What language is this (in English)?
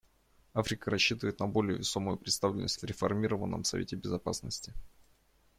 Russian